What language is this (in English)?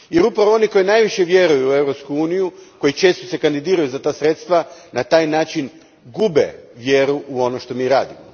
Croatian